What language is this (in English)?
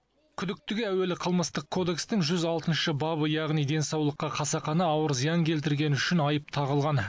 Kazakh